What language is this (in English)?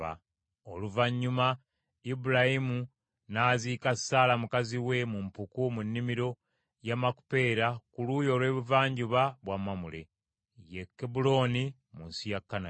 Ganda